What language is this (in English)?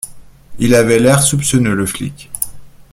French